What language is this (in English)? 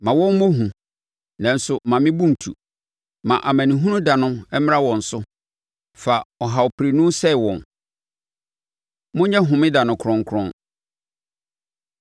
Akan